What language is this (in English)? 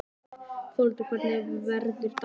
Icelandic